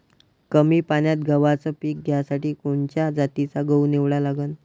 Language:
Marathi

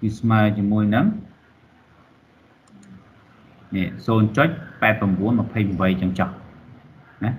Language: Vietnamese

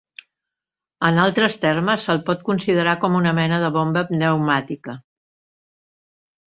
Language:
Catalan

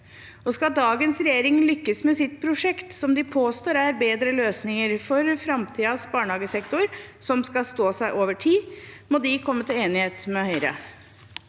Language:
Norwegian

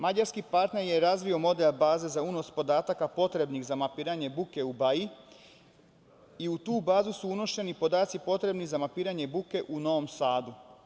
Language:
Serbian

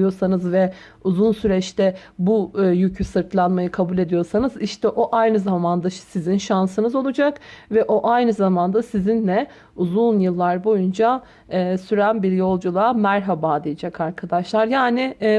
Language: Turkish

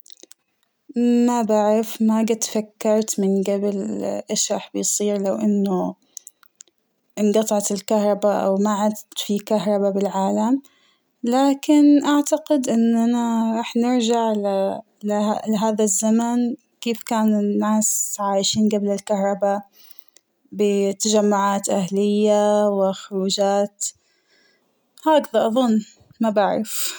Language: Hijazi Arabic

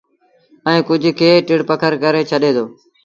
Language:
Sindhi Bhil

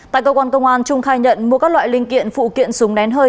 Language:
Vietnamese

